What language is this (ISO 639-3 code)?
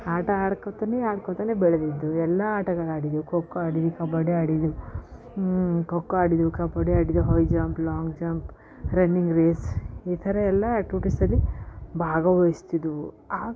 kan